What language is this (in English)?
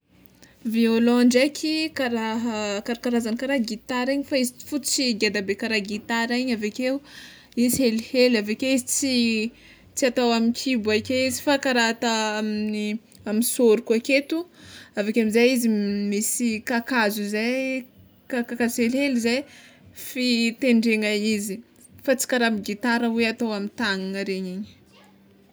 Tsimihety Malagasy